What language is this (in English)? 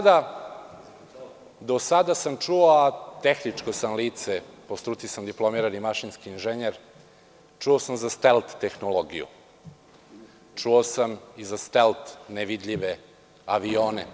Serbian